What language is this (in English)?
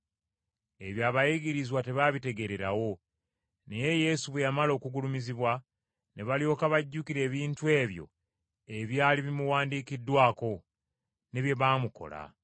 Ganda